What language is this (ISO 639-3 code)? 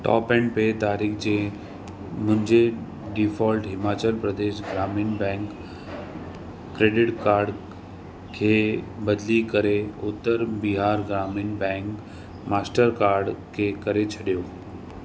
snd